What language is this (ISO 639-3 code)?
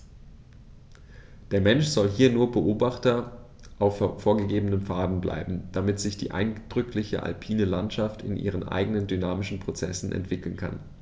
deu